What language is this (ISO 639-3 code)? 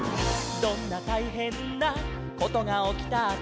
jpn